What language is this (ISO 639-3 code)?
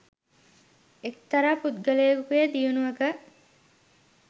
sin